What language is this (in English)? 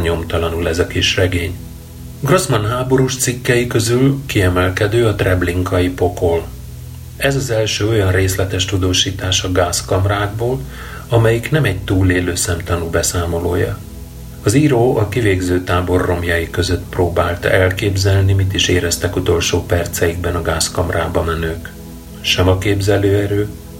Hungarian